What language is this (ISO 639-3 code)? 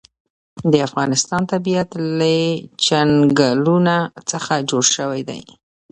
pus